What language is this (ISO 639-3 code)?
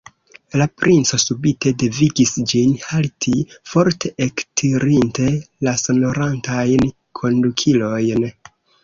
epo